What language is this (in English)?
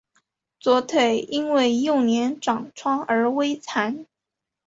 Chinese